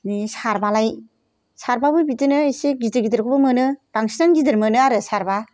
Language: Bodo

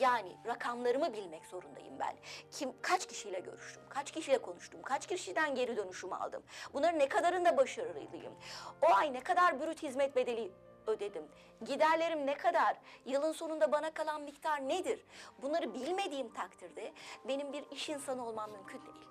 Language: Turkish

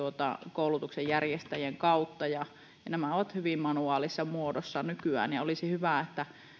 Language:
Finnish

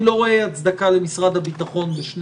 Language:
Hebrew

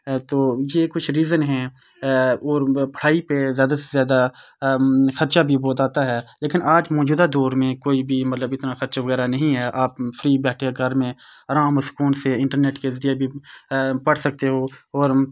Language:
Urdu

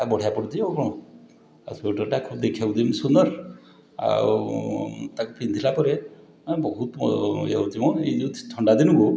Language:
Odia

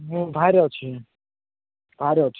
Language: Odia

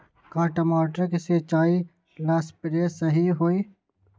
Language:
Magahi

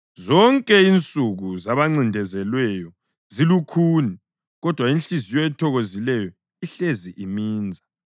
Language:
North Ndebele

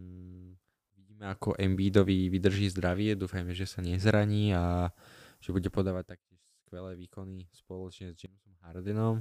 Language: Slovak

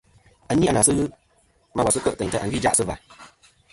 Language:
Kom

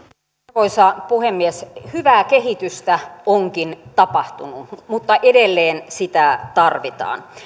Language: Finnish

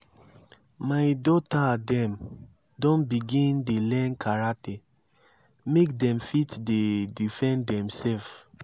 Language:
Nigerian Pidgin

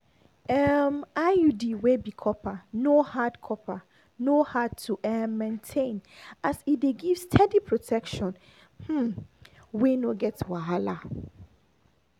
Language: Nigerian Pidgin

